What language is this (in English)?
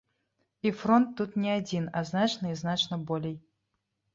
Belarusian